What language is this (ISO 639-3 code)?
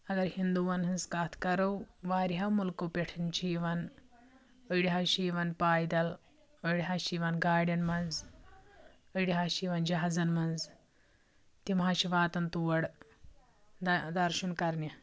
kas